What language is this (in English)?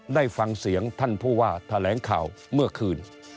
Thai